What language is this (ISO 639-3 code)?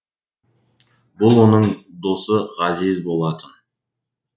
kaz